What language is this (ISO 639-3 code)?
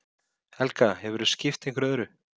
isl